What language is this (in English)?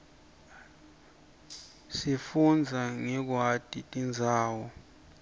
Swati